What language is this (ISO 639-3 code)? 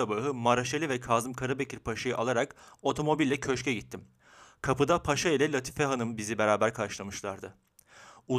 tur